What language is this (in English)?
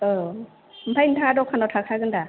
Bodo